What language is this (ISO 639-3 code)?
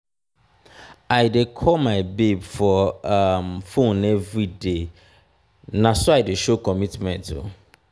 pcm